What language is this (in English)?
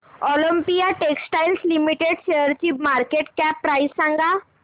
Marathi